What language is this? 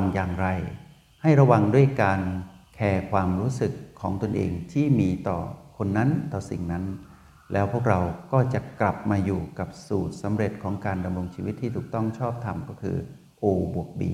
Thai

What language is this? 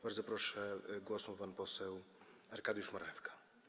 Polish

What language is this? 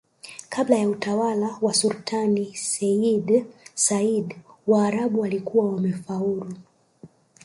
Swahili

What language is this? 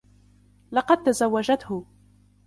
Arabic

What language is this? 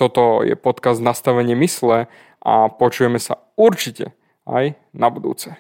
Slovak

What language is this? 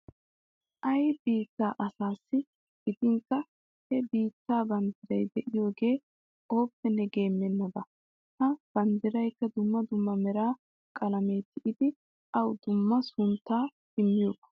Wolaytta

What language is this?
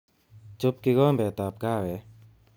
Kalenjin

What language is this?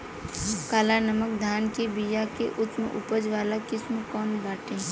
Bhojpuri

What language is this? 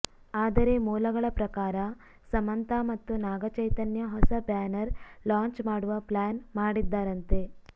Kannada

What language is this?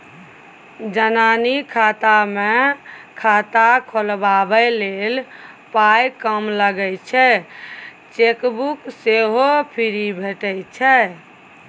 Maithili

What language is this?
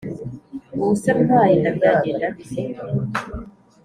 Kinyarwanda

